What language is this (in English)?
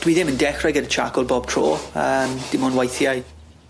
Welsh